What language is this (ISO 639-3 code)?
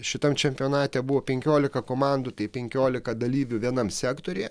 lit